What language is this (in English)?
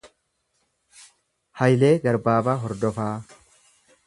Oromo